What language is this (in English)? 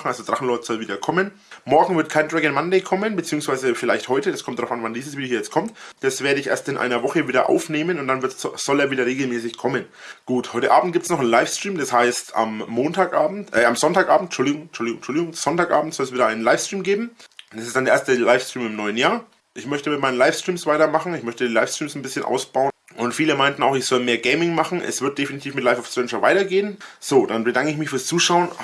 German